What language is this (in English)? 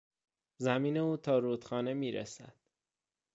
Persian